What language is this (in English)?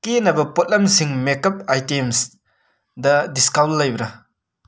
Manipuri